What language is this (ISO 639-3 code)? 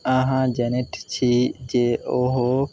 mai